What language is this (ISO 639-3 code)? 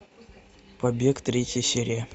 rus